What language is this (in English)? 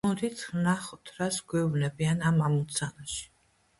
Georgian